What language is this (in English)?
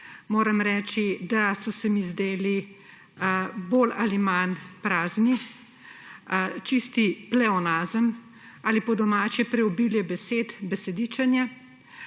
Slovenian